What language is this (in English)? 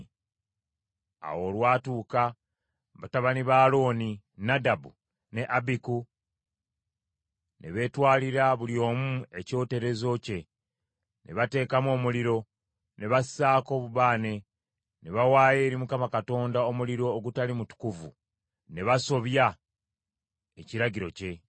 Ganda